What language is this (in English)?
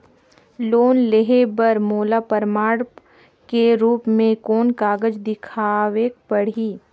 Chhattisgarhi